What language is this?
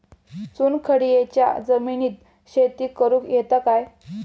Marathi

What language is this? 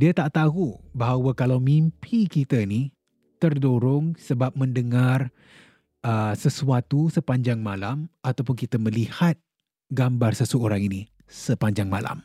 Malay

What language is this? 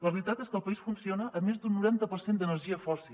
Catalan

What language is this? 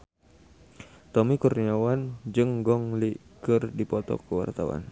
Sundanese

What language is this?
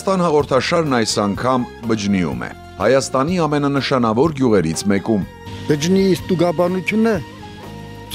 Turkish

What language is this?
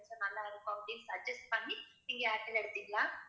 Tamil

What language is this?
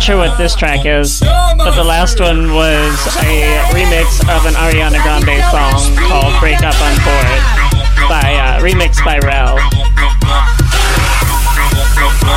English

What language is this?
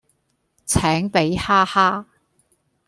Cantonese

